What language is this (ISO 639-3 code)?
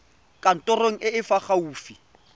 tsn